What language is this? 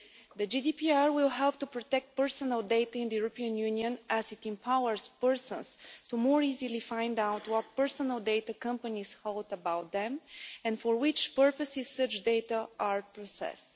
English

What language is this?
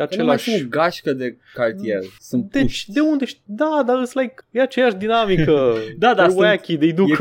Romanian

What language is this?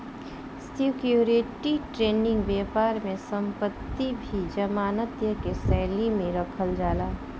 Bhojpuri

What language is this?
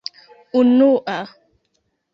Esperanto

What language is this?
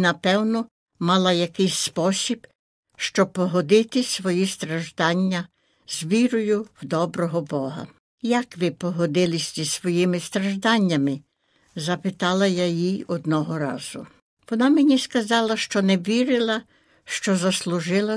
Ukrainian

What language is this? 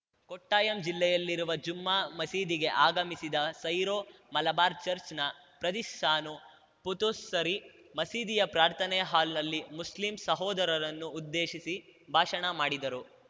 Kannada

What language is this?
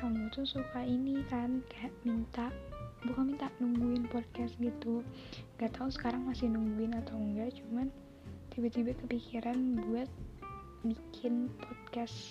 Indonesian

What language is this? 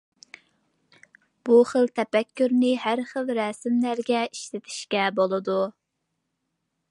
Uyghur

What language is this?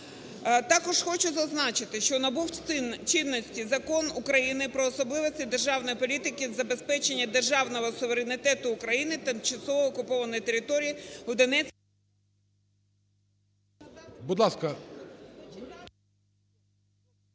Ukrainian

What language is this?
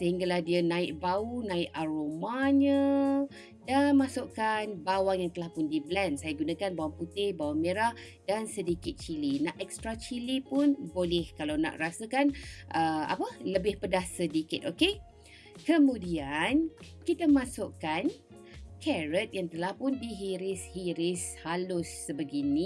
Malay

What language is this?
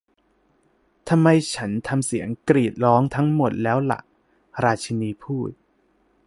Thai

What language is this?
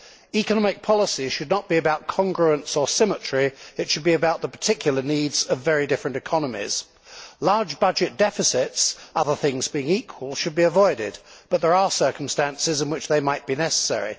English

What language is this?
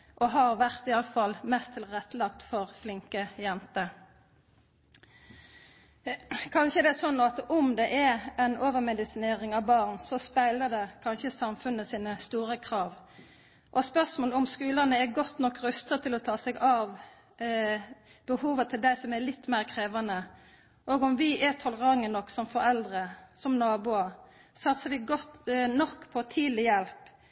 Norwegian Nynorsk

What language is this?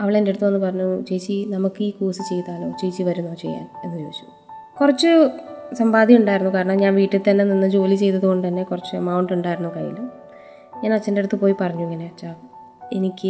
Malayalam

